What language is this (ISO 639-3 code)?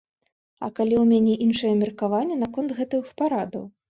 bel